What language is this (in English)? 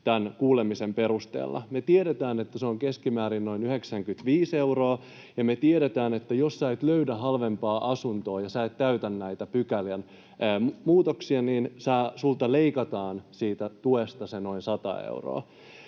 Finnish